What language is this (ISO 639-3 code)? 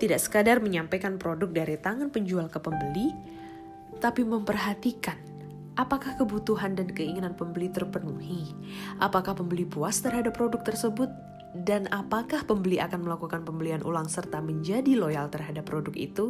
ind